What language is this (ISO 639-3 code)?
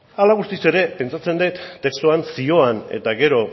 eus